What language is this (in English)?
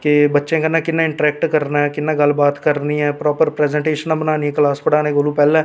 Dogri